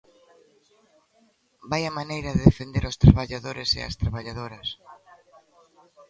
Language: Galician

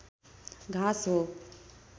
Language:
Nepali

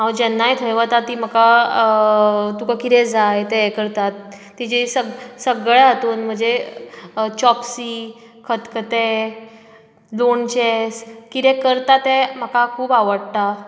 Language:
Konkani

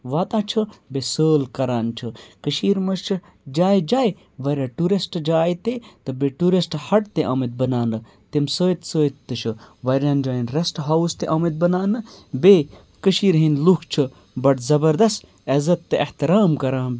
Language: Kashmiri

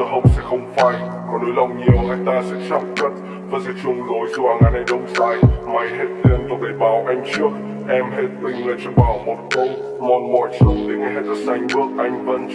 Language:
Vietnamese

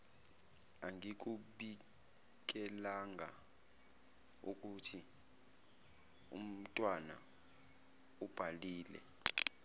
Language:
Zulu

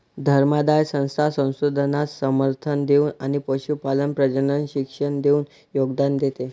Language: Marathi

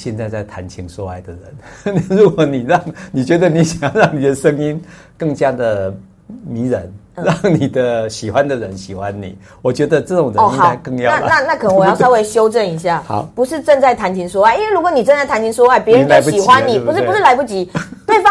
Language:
Chinese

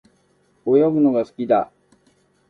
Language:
Japanese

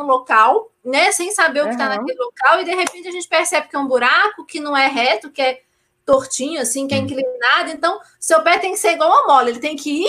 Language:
Portuguese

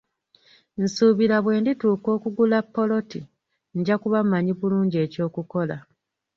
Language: Ganda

